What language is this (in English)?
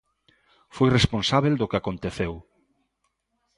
Galician